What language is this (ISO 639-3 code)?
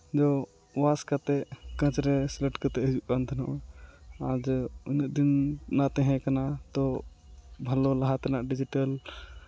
sat